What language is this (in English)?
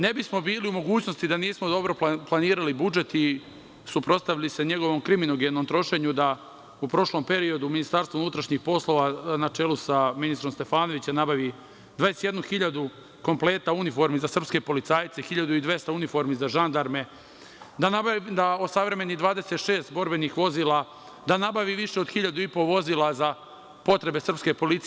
Serbian